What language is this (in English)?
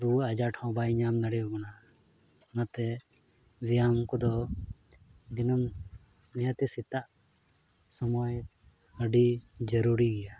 Santali